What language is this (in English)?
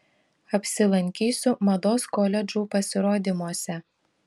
Lithuanian